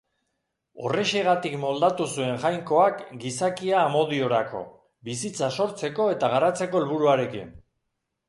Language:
Basque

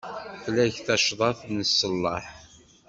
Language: Kabyle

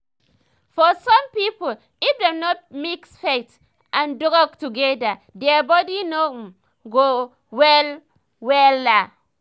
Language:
Nigerian Pidgin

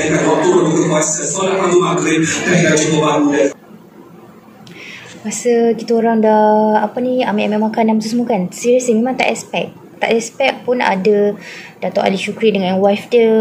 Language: Malay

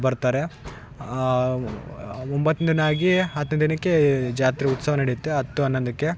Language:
Kannada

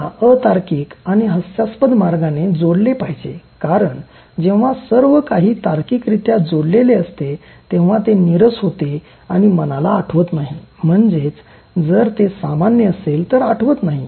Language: Marathi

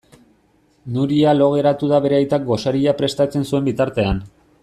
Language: Basque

